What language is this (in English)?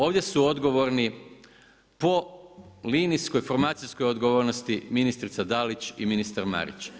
Croatian